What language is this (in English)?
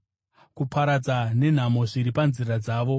Shona